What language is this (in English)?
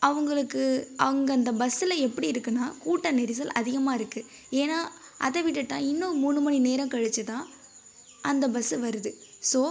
Tamil